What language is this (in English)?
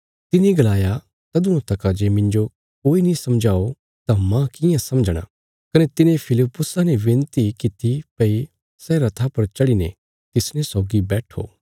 Bilaspuri